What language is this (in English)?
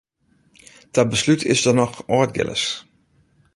Western Frisian